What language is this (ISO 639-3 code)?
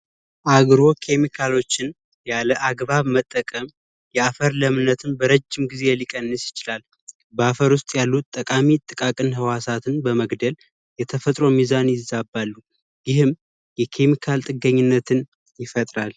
amh